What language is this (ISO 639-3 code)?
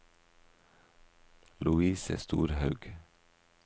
nor